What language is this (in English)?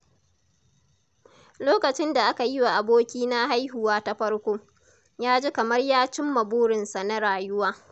Hausa